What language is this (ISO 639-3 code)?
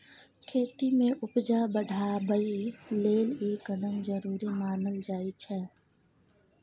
mai